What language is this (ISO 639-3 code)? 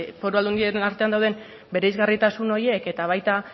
eus